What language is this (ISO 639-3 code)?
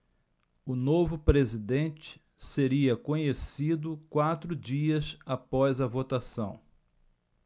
por